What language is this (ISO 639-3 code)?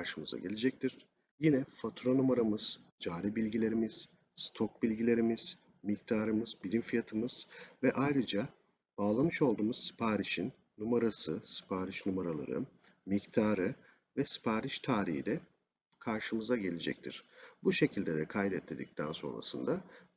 tur